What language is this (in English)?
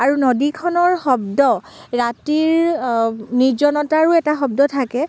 Assamese